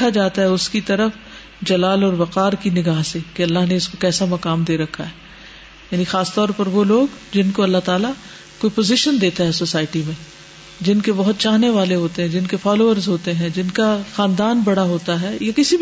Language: Urdu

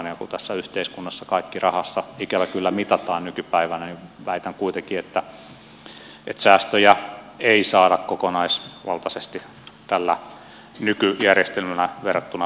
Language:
Finnish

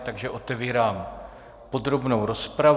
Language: Czech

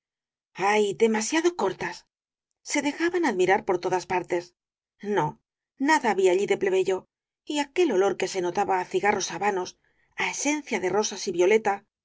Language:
Spanish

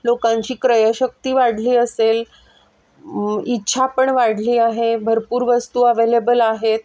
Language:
Marathi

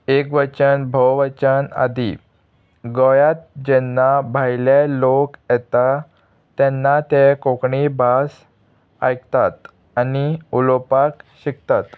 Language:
Konkani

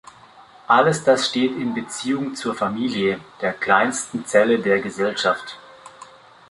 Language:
German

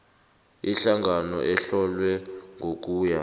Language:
South Ndebele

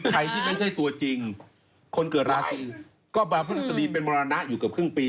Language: Thai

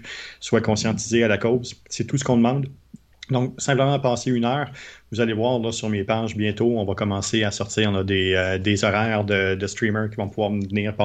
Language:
French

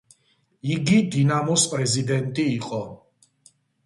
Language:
Georgian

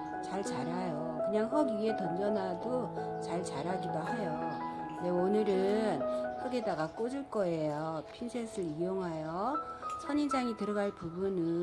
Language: Korean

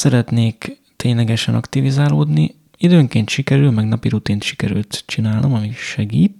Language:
Hungarian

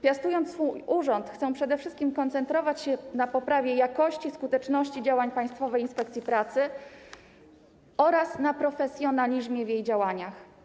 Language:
Polish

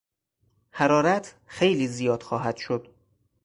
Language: Persian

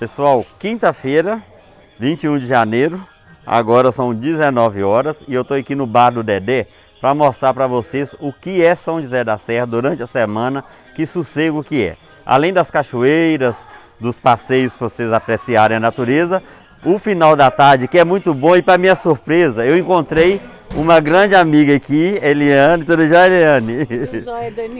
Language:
Portuguese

